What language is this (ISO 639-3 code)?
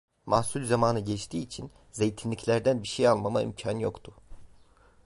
tur